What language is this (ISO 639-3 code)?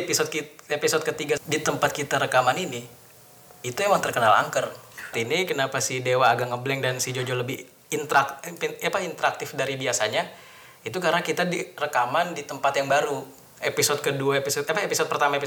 ind